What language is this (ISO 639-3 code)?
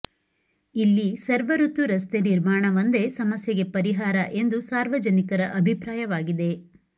kan